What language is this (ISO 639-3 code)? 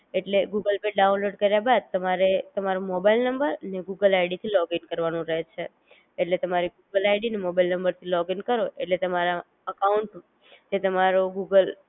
guj